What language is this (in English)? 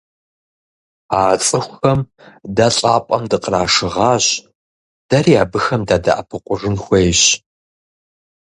Kabardian